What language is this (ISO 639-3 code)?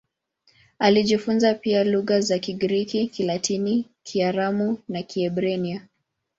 swa